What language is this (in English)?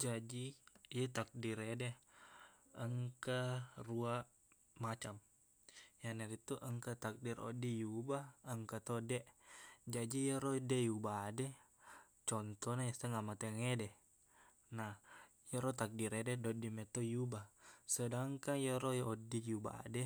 Buginese